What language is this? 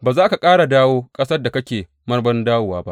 Hausa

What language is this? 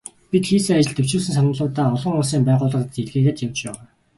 Mongolian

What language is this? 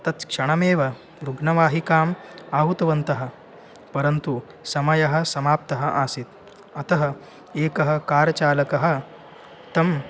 Sanskrit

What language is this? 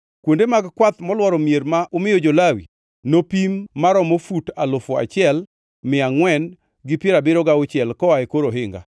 Luo (Kenya and Tanzania)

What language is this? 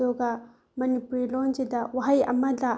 Manipuri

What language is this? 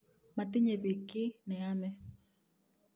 Kalenjin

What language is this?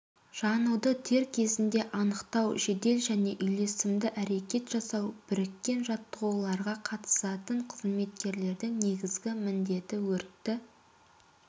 Kazakh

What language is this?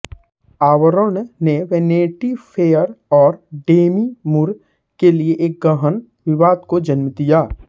Hindi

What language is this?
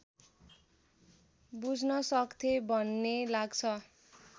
Nepali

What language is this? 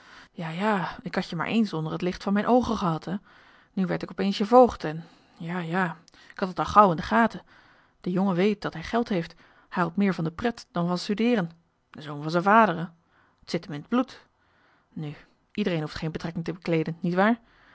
Dutch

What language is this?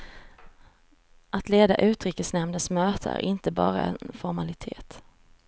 Swedish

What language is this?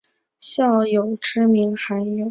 Chinese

